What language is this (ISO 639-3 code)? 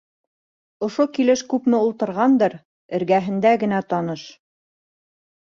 bak